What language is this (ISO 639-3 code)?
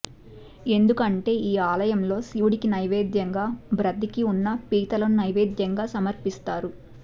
tel